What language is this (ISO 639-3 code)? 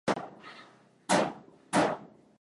swa